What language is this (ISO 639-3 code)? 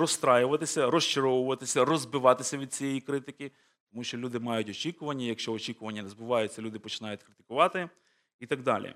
ukr